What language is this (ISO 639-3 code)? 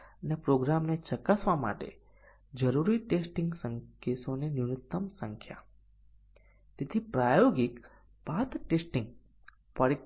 guj